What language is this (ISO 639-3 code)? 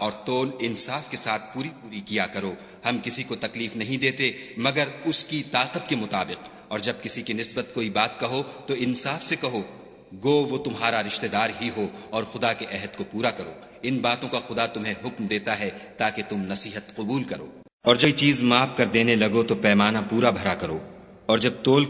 ara